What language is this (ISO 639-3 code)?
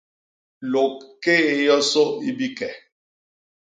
bas